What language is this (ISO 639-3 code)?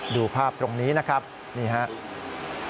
tha